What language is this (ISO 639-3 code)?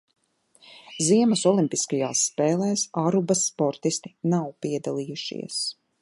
lav